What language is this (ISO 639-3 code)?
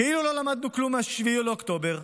heb